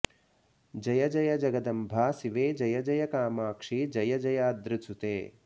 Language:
Sanskrit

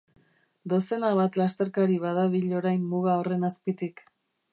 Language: Basque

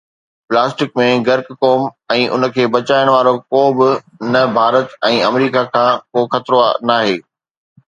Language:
Sindhi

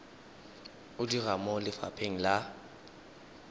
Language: Tswana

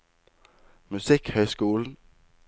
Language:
Norwegian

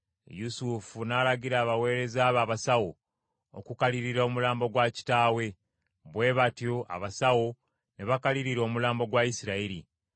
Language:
Ganda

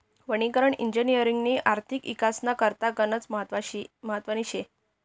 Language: Marathi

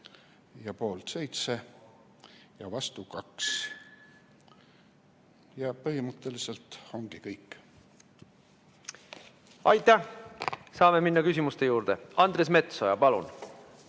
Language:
Estonian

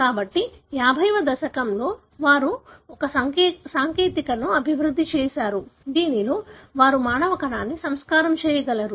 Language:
Telugu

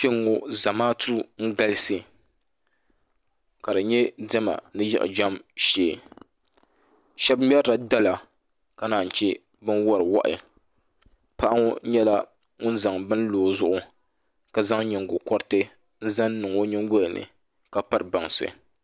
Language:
Dagbani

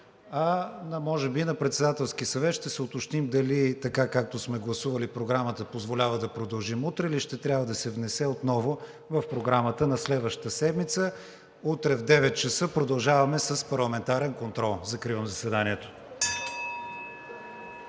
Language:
Bulgarian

